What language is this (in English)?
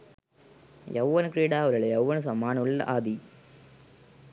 Sinhala